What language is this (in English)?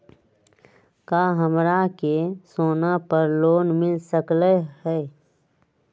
Magahi